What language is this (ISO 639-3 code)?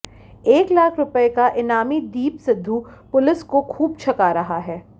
hin